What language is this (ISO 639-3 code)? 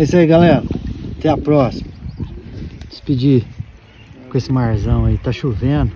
por